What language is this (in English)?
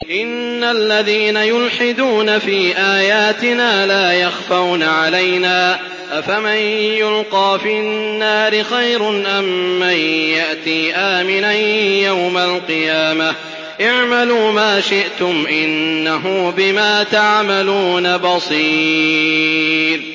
Arabic